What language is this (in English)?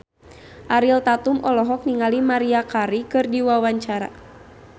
Sundanese